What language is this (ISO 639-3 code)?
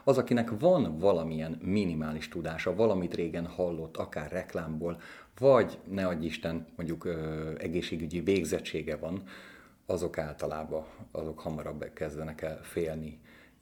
hun